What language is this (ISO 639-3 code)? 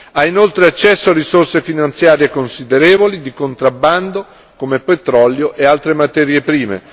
ita